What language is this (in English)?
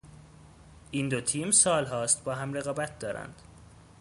Persian